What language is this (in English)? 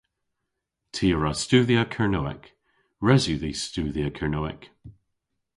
Cornish